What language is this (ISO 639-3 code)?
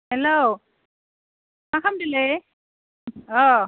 brx